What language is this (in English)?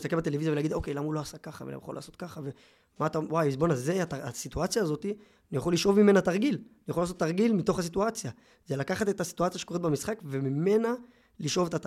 Hebrew